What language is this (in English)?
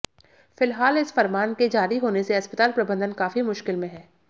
Hindi